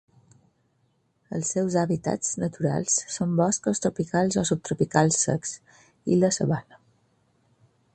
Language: Catalan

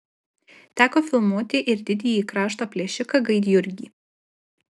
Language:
Lithuanian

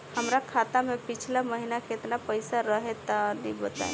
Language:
Bhojpuri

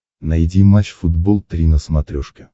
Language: Russian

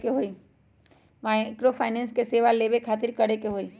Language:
Magahi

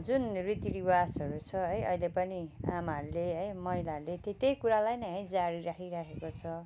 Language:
Nepali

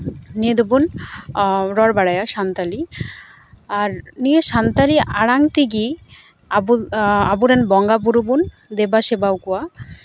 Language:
Santali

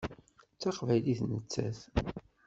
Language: Kabyle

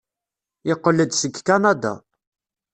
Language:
Kabyle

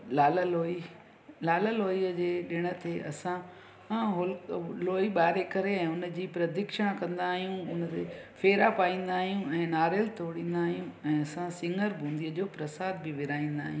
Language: Sindhi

